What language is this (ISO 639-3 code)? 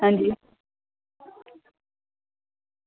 doi